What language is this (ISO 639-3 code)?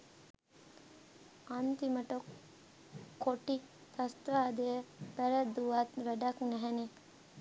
sin